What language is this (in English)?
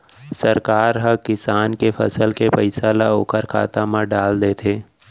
Chhattisgarhi